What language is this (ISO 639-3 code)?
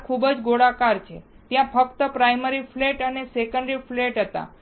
guj